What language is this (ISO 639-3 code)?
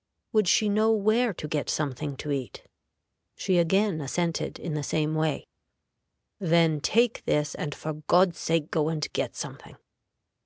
eng